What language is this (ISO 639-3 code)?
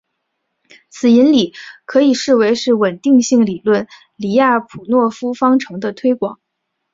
zho